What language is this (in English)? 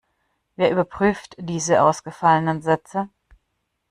German